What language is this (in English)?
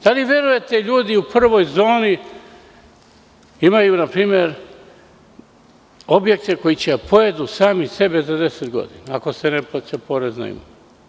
Serbian